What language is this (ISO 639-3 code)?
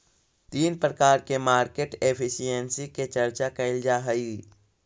mag